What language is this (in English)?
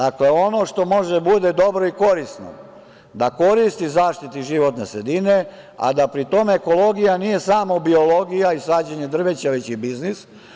Serbian